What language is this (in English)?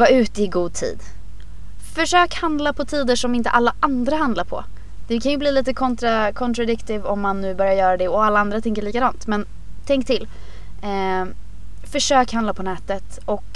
Swedish